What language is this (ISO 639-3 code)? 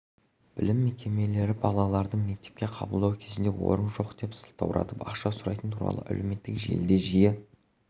kaz